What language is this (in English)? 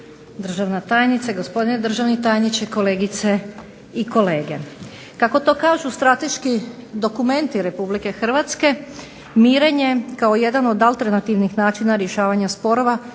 Croatian